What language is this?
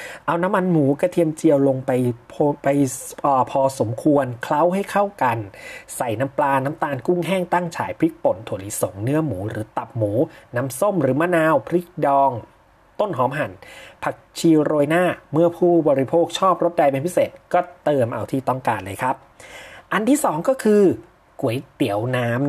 Thai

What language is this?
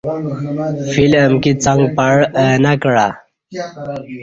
Kati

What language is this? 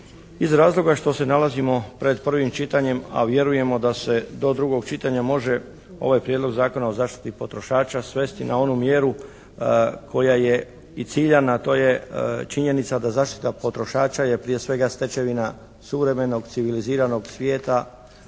Croatian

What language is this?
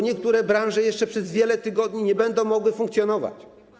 Polish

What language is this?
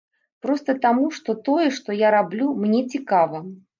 Belarusian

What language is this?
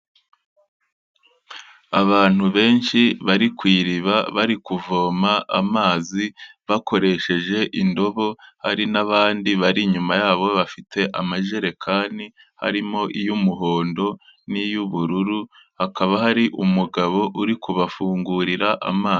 Kinyarwanda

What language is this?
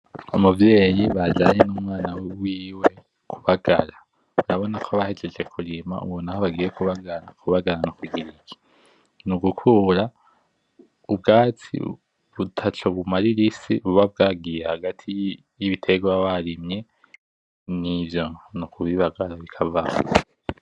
Rundi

